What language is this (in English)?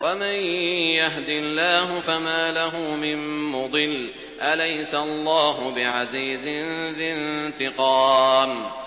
Arabic